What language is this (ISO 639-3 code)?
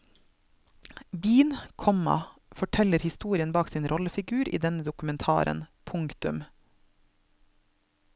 nor